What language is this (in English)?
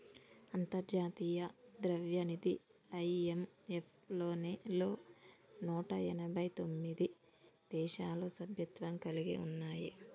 Telugu